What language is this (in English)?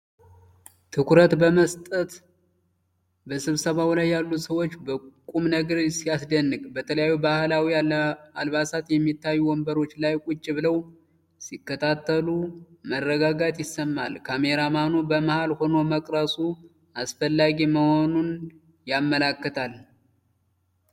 Amharic